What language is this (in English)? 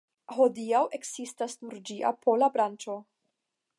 Esperanto